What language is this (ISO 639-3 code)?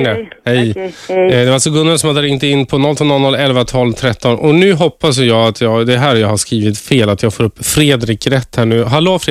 swe